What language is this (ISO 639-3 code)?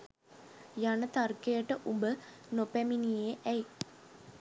sin